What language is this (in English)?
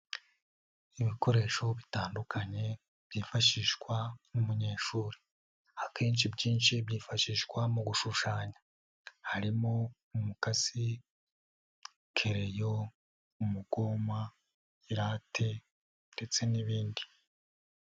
Kinyarwanda